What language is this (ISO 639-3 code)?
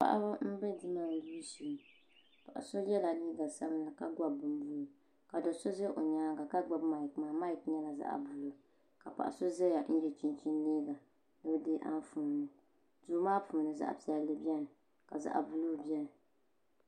dag